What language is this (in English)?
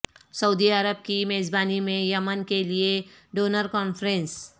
Urdu